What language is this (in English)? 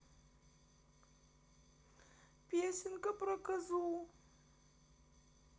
Russian